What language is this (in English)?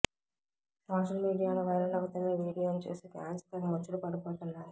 Telugu